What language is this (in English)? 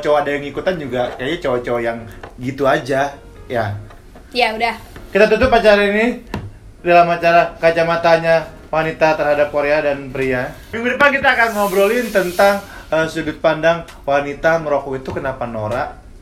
Indonesian